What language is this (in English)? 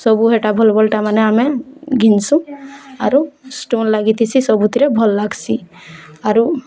Odia